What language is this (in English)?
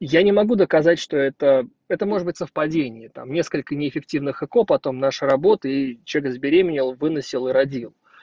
Russian